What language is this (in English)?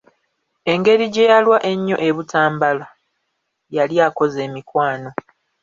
Ganda